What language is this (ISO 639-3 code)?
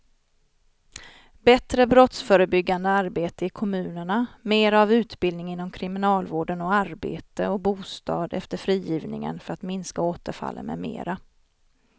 swe